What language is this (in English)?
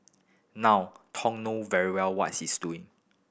English